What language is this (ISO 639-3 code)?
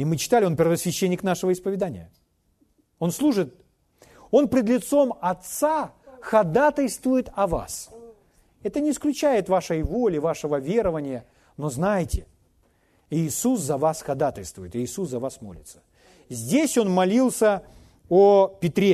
rus